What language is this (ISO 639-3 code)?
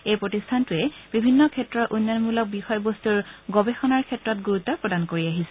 asm